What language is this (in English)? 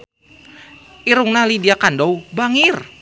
Sundanese